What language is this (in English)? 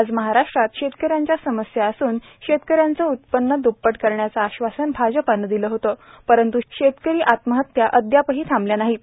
Marathi